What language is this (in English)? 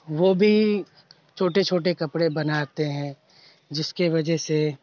Urdu